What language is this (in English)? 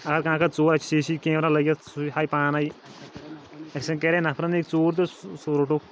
Kashmiri